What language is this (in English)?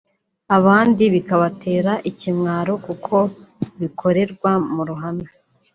Kinyarwanda